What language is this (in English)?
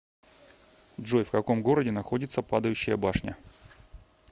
Russian